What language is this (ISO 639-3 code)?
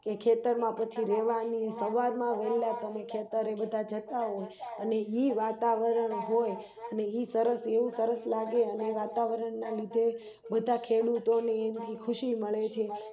guj